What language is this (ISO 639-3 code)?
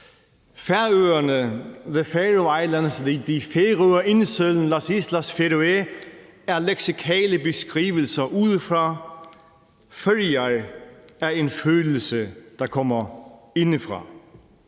dan